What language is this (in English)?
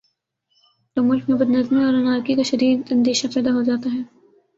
Urdu